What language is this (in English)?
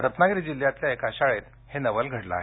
Marathi